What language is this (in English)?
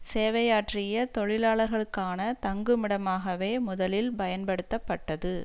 Tamil